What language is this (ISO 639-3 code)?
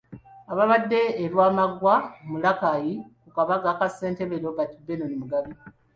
lug